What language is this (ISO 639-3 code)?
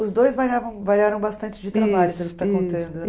por